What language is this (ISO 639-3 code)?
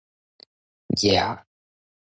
nan